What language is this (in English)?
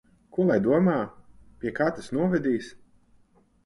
Latvian